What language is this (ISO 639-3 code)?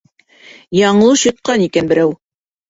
bak